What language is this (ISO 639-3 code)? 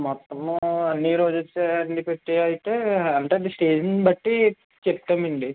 tel